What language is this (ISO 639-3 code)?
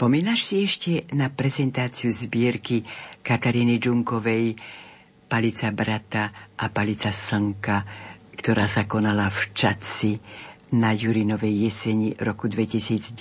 slk